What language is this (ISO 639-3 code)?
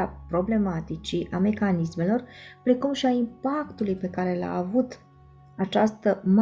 ron